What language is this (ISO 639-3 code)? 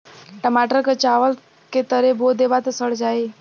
bho